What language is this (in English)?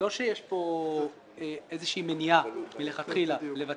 Hebrew